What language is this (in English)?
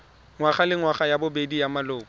Tswana